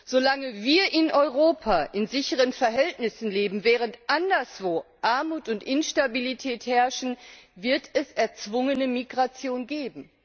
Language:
German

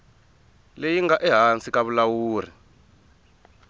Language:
Tsonga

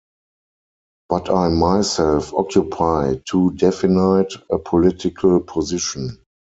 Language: English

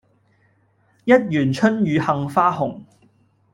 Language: Cantonese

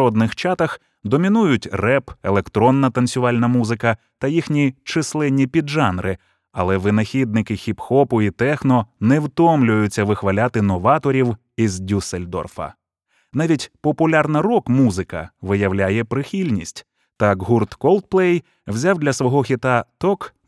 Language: Ukrainian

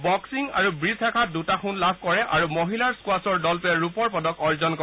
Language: Assamese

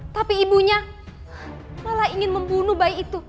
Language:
Indonesian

